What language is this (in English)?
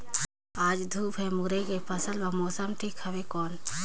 Chhattisgarhi